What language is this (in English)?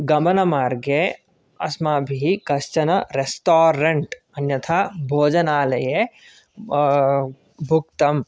Sanskrit